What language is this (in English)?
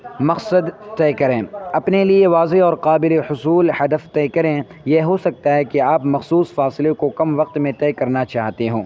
Urdu